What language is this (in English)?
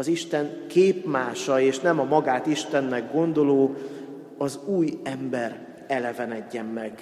Hungarian